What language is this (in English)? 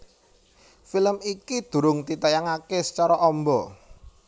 Javanese